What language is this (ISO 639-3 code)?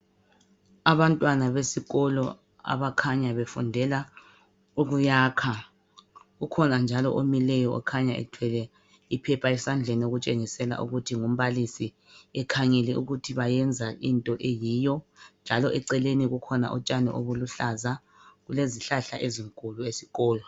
nde